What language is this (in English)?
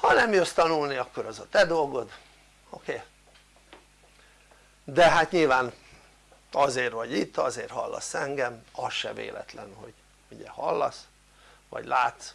Hungarian